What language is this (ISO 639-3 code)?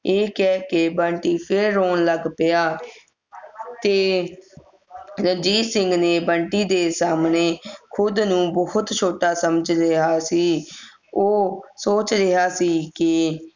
pan